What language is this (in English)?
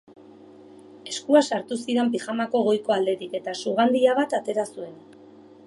Basque